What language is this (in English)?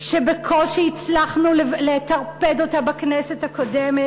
Hebrew